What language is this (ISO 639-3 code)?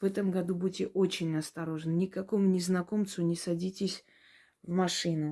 rus